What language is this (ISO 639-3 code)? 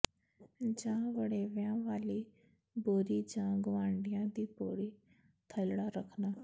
pan